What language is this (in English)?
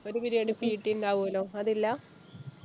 Malayalam